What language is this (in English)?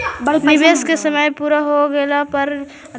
Magahi